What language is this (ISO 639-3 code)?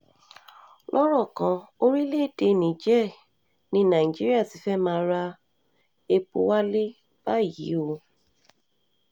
yor